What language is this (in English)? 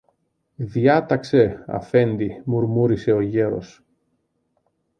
Greek